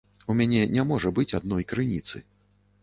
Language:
Belarusian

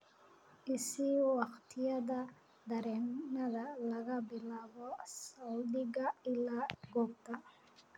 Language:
Somali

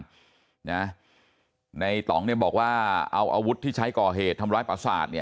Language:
Thai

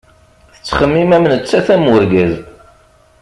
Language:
Kabyle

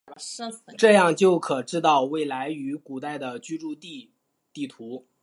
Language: Chinese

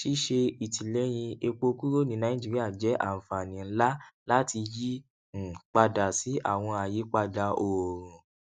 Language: Yoruba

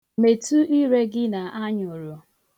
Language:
Igbo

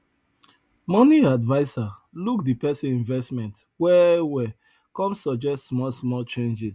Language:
Nigerian Pidgin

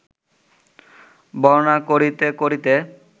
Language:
Bangla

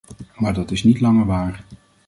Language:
Dutch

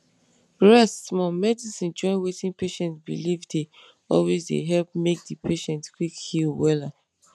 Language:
Nigerian Pidgin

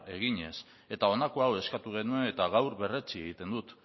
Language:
Basque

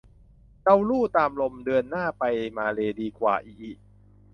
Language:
Thai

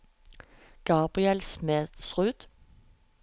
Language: Norwegian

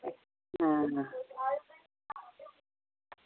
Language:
Dogri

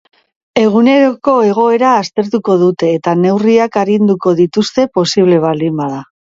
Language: Basque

